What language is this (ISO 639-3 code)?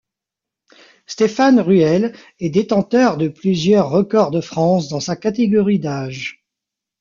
fra